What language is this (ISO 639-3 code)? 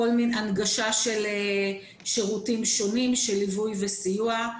heb